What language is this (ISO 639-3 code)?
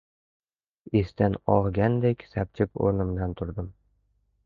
uzb